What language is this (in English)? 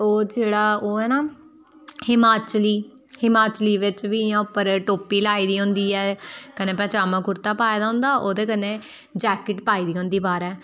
Dogri